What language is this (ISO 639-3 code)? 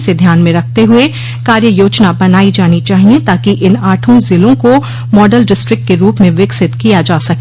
hin